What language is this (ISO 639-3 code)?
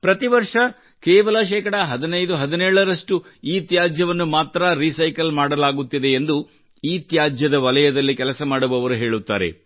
kan